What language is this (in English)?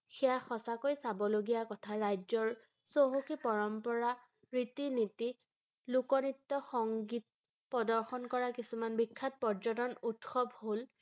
Assamese